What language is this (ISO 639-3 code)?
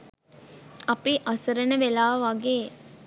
sin